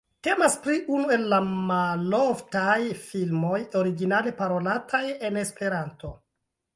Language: Esperanto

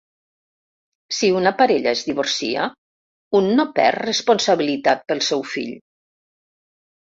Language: Catalan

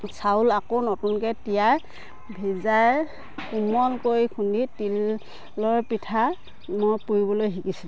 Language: Assamese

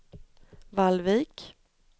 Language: Swedish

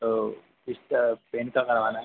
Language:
Hindi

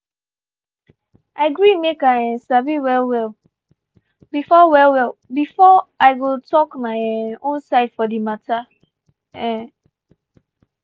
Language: Nigerian Pidgin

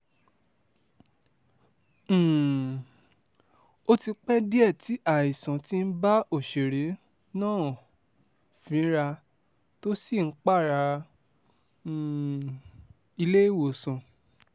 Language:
Yoruba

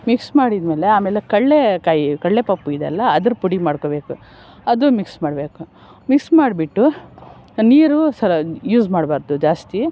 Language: Kannada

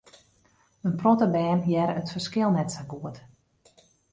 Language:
Western Frisian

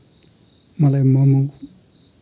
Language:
Nepali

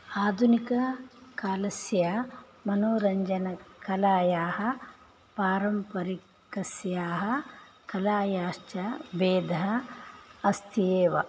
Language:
Sanskrit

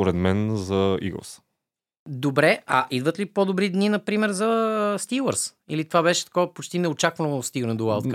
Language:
Bulgarian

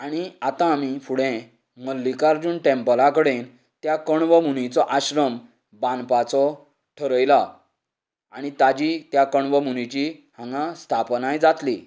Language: Konkani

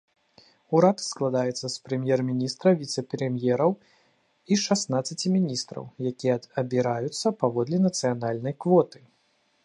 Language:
Belarusian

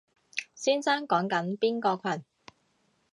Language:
Cantonese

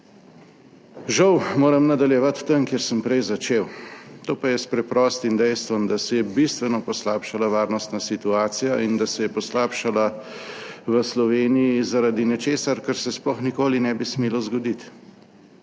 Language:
Slovenian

